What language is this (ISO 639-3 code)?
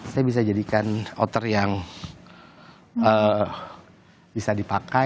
ind